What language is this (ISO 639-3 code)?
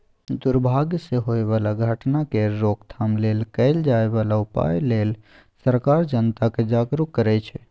mai